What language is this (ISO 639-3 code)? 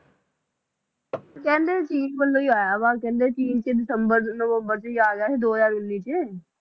pan